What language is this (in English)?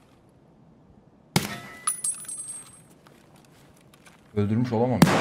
Turkish